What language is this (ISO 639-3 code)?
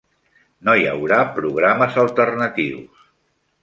cat